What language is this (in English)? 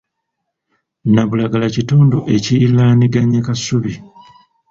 Ganda